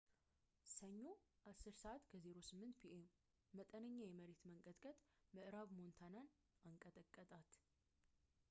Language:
Amharic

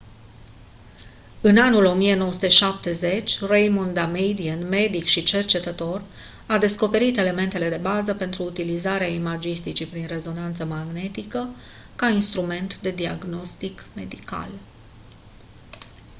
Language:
Romanian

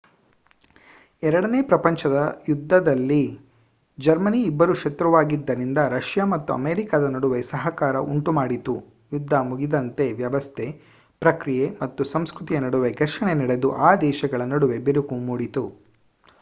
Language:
Kannada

